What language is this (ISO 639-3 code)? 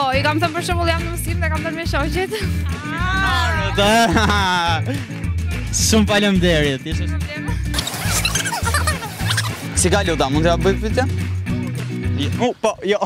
ron